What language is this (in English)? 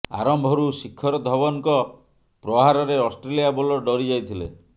Odia